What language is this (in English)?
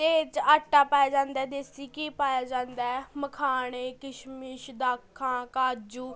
Punjabi